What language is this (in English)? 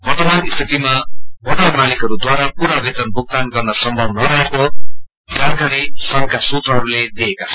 Nepali